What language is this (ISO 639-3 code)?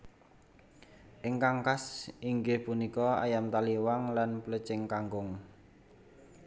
jav